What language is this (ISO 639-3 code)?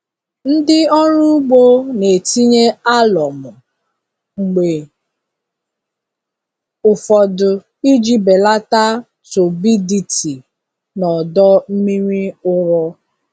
ibo